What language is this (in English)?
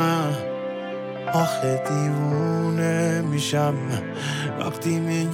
Persian